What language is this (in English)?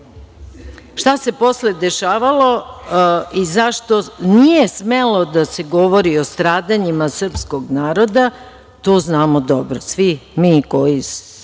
Serbian